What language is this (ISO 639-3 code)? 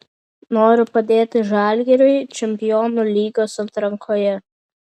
lit